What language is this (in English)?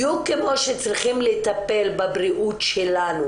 Hebrew